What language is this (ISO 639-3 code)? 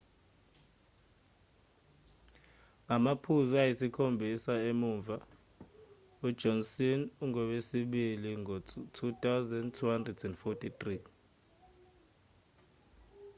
zul